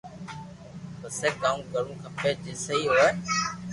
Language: Loarki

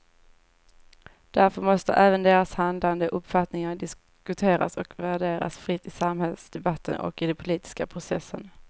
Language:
Swedish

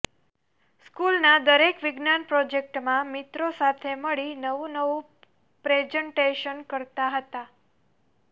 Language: Gujarati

